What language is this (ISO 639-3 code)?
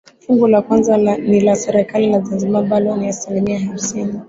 swa